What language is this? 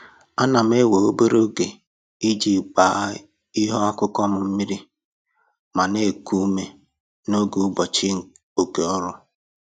Igbo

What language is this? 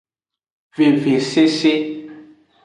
Aja (Benin)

